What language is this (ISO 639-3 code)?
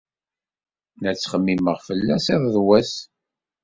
kab